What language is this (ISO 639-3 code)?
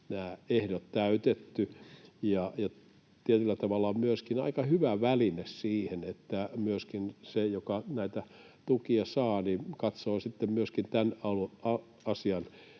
fin